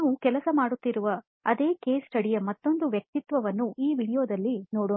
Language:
Kannada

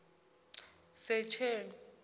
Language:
Tsonga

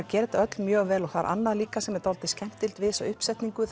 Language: Icelandic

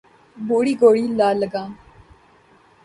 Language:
Urdu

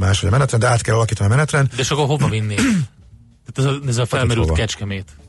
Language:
Hungarian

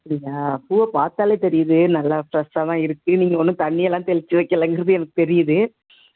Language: Tamil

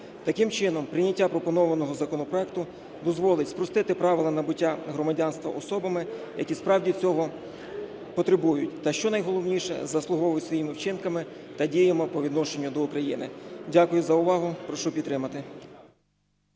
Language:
Ukrainian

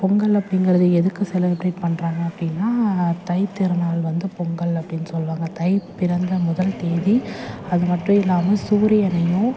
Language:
Tamil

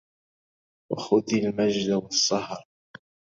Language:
Arabic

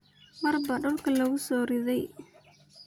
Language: Somali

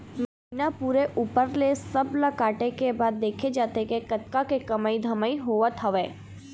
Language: Chhattisgarhi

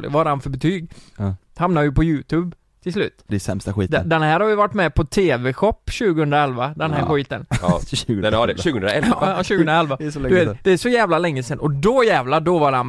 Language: Swedish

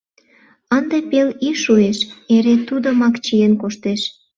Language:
Mari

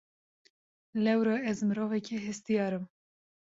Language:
Kurdish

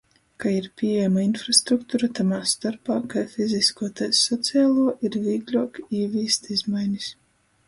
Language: Latgalian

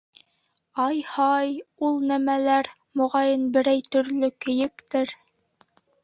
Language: Bashkir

